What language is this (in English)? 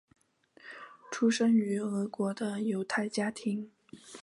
Chinese